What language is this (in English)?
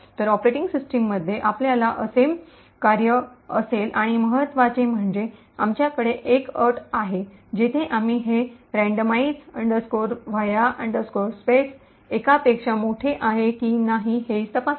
Marathi